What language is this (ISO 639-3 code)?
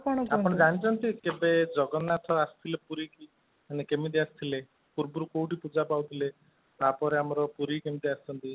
ori